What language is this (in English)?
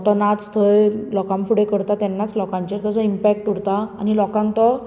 Konkani